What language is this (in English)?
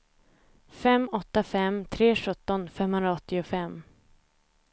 Swedish